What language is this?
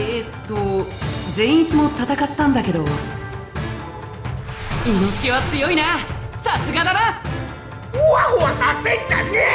Japanese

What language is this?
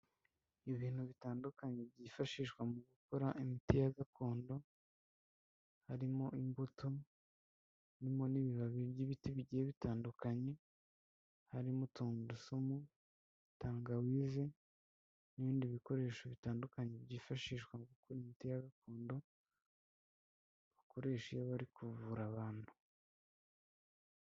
Kinyarwanda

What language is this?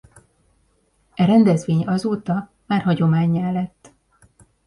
Hungarian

